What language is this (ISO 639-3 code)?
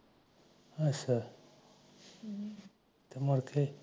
pan